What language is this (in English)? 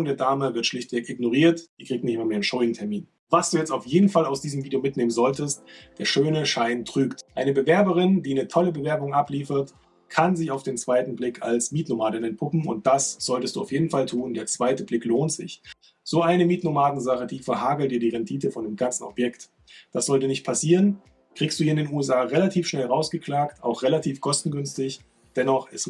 German